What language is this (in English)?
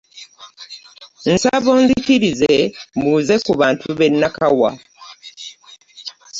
Ganda